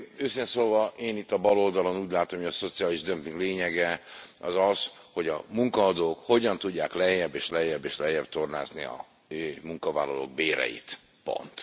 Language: Hungarian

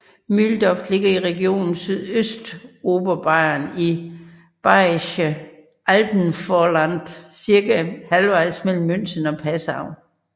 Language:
Danish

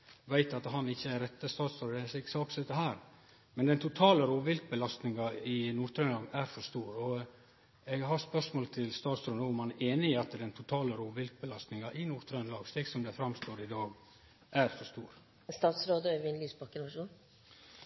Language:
Norwegian Nynorsk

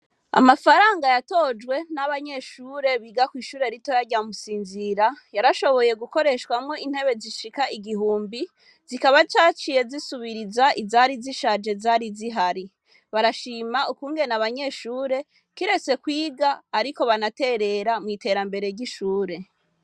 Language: Rundi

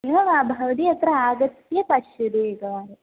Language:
Sanskrit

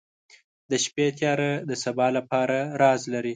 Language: Pashto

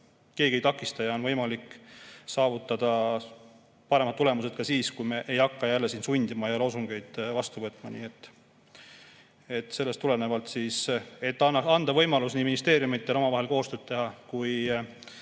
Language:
Estonian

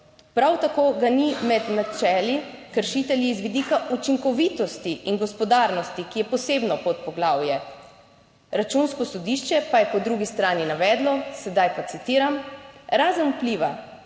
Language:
Slovenian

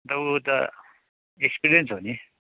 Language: Nepali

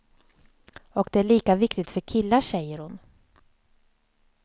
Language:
Swedish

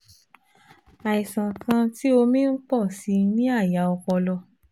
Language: Yoruba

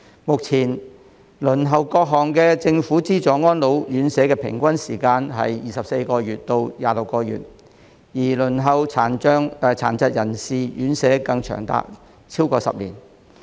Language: Cantonese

